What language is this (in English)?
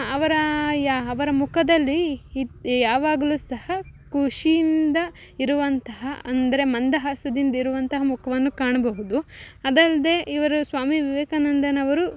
Kannada